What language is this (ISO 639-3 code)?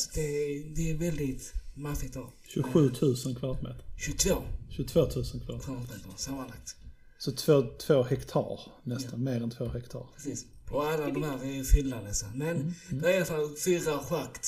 swe